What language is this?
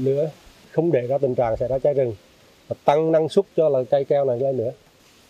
Vietnamese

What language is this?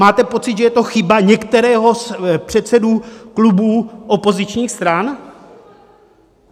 Czech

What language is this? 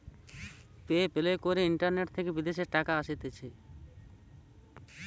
Bangla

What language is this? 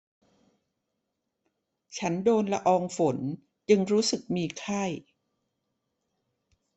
Thai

